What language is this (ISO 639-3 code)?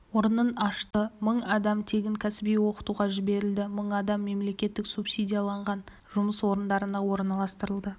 kaz